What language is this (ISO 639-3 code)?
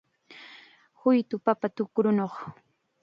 qxa